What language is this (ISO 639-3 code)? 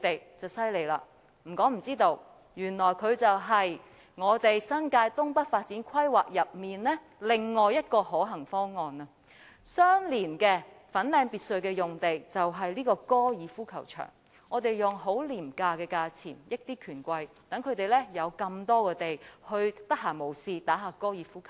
yue